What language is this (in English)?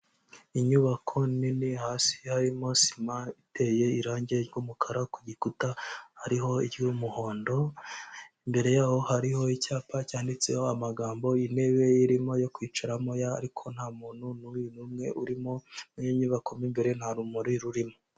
Kinyarwanda